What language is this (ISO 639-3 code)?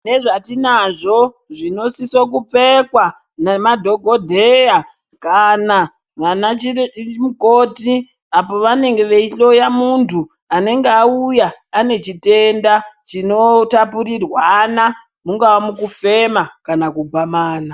ndc